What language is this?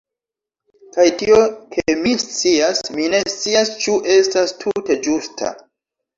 Esperanto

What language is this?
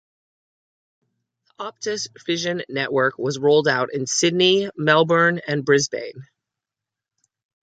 English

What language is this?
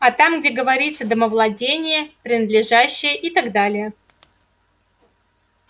Russian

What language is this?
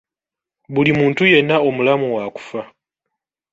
Ganda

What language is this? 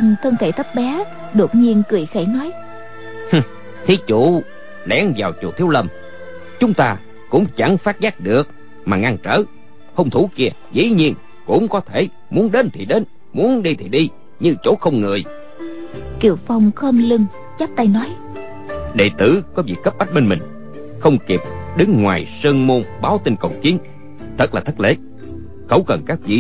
Vietnamese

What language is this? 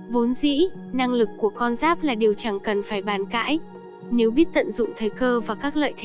Vietnamese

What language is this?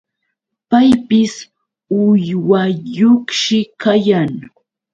Yauyos Quechua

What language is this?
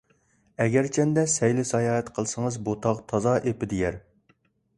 Uyghur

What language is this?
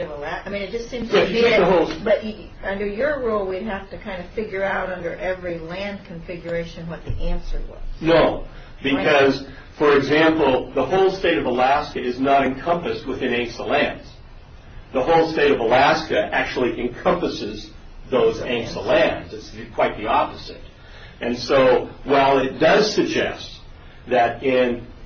English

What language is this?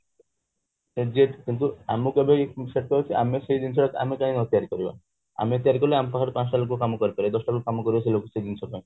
Odia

